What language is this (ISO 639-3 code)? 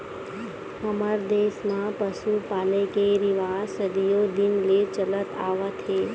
hne